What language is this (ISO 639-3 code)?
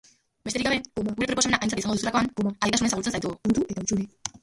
eus